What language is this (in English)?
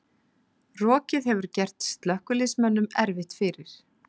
Icelandic